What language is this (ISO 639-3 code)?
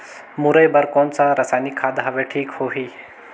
hne